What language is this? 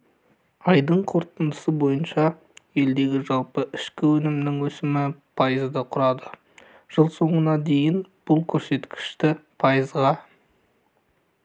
Kazakh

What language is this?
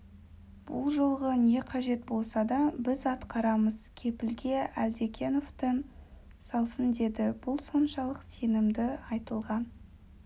Kazakh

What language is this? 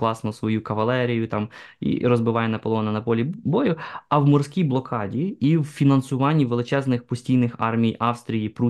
Ukrainian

